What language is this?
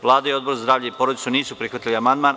Serbian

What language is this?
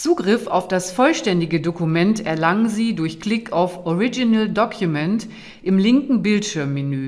German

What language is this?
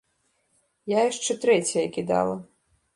Belarusian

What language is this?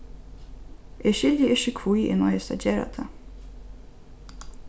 Faroese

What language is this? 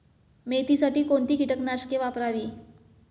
Marathi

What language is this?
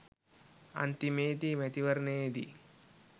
Sinhala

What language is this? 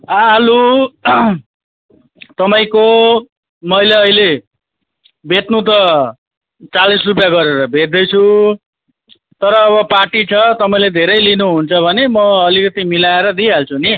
Nepali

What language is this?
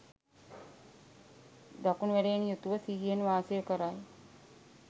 Sinhala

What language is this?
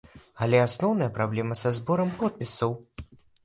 Belarusian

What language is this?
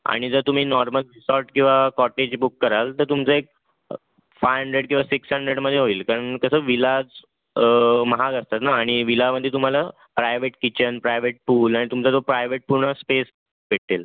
Marathi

